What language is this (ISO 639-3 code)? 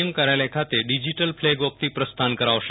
guj